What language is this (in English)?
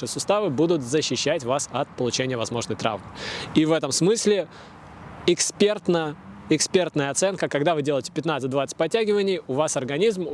Russian